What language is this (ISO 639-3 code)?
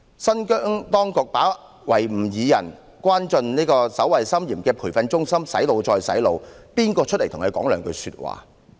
yue